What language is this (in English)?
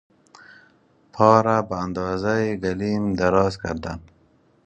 Persian